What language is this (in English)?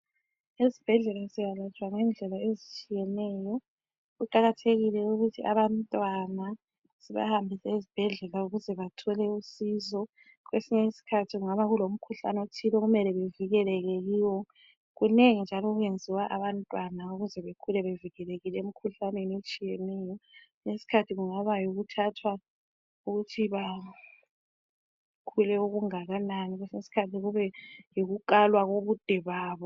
North Ndebele